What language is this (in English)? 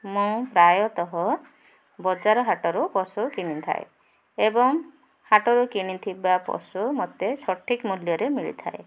Odia